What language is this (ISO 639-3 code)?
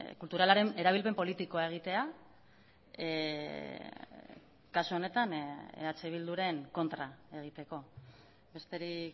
eus